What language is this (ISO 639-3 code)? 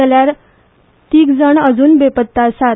kok